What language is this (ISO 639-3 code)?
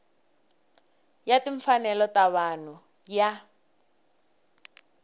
tso